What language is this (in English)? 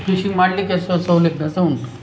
Kannada